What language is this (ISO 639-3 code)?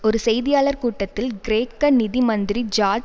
tam